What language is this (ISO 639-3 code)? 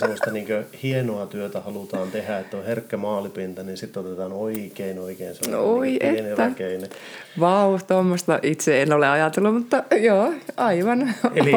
fin